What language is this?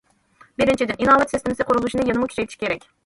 Uyghur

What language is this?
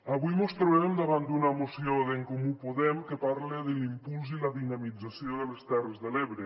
Catalan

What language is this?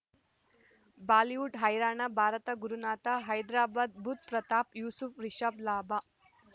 Kannada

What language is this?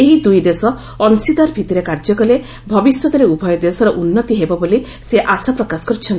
Odia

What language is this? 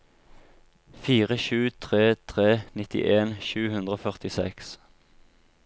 Norwegian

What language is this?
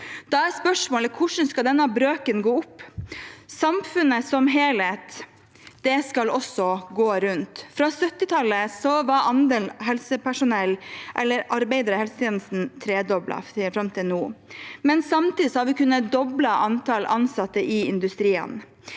Norwegian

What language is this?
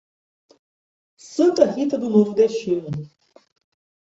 Portuguese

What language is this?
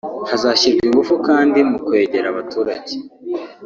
Kinyarwanda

